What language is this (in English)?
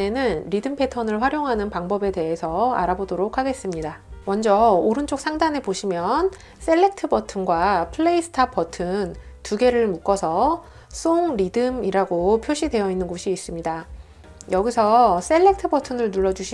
Korean